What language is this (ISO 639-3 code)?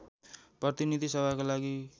nep